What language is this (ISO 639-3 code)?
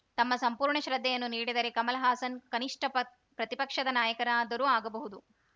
kan